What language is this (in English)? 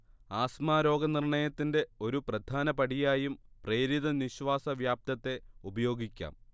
Malayalam